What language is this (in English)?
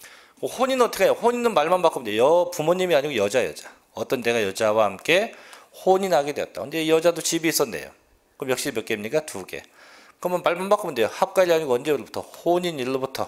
Korean